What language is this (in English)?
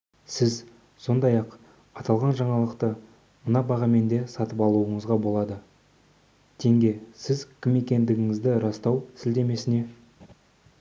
Kazakh